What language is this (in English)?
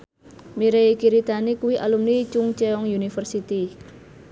Javanese